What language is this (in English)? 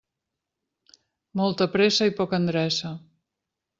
Catalan